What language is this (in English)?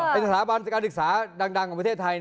Thai